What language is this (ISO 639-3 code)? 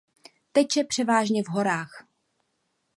ces